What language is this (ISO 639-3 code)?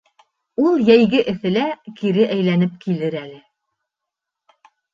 bak